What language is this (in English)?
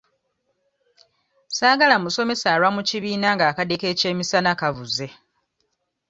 Ganda